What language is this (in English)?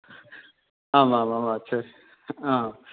Sanskrit